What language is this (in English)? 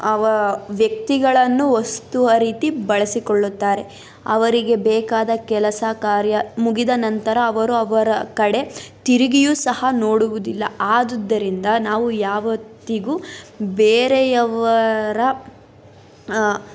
Kannada